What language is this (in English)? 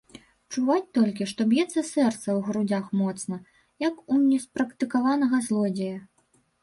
Belarusian